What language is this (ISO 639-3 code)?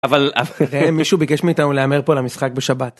heb